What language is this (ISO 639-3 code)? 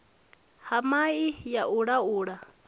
ven